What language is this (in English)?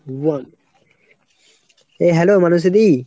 Bangla